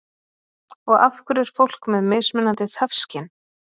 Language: Icelandic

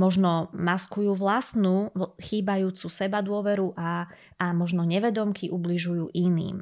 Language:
Slovak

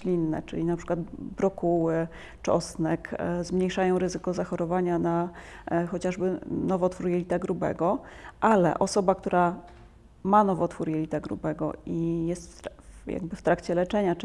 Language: Polish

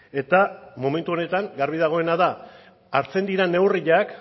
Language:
Basque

